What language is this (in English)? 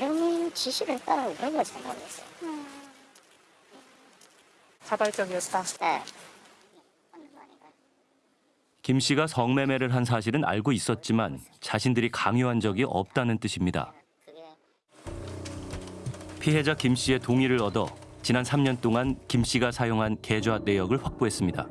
Korean